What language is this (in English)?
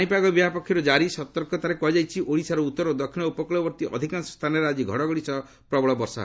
Odia